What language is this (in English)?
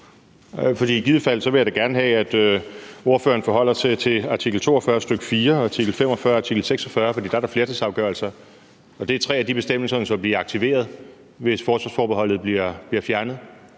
Danish